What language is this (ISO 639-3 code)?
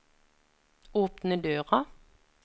nor